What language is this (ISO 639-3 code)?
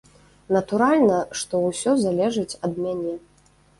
bel